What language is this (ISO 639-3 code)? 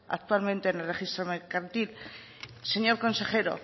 spa